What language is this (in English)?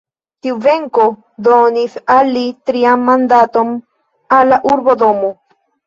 Esperanto